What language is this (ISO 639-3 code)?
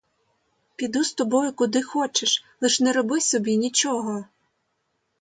ukr